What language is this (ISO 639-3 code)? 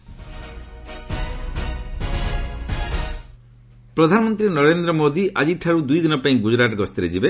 ori